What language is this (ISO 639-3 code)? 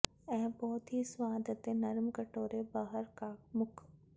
pan